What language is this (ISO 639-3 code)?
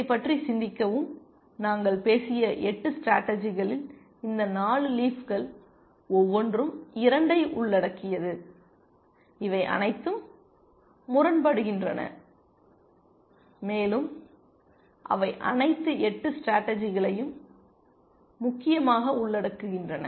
tam